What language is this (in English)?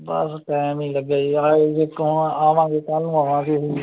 Punjabi